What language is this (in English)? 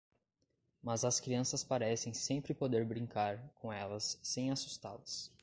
Portuguese